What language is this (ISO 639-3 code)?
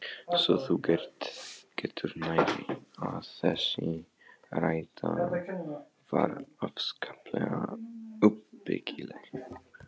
isl